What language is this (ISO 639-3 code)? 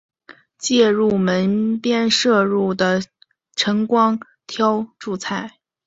zho